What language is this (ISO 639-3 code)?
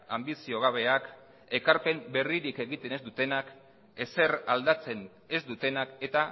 eus